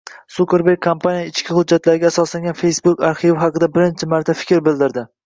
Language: Uzbek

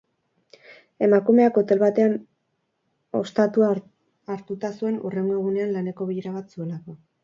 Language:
Basque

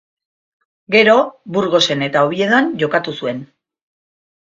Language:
Basque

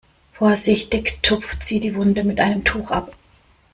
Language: German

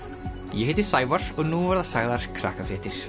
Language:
Icelandic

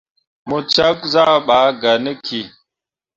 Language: Mundang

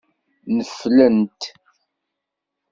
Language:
Kabyle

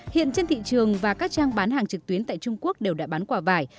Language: Vietnamese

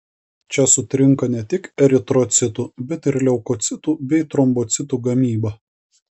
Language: Lithuanian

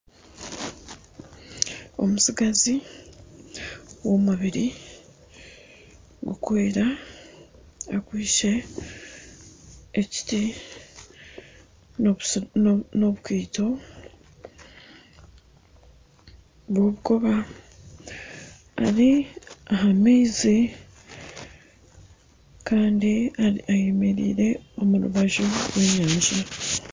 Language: Nyankole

